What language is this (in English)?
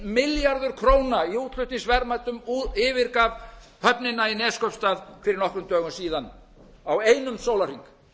Icelandic